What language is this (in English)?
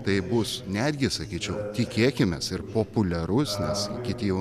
Lithuanian